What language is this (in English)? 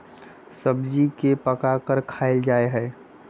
Magahi